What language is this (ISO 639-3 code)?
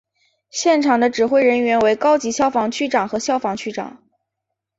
zho